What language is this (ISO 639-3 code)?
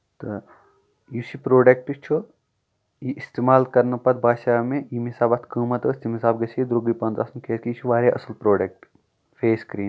kas